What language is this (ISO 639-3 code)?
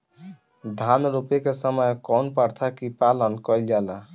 bho